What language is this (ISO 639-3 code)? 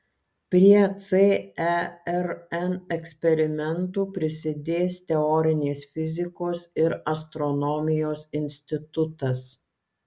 lit